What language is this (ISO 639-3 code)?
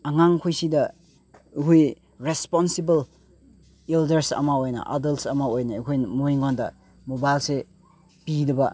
mni